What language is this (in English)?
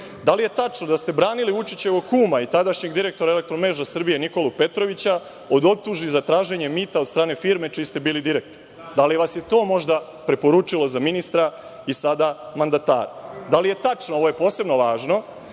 Serbian